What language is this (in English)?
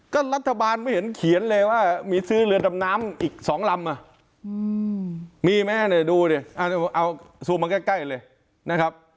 Thai